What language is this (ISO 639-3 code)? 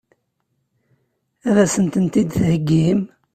kab